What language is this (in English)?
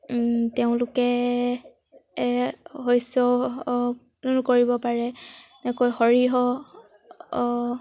Assamese